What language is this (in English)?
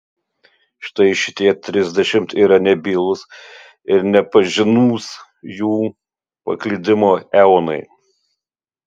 Lithuanian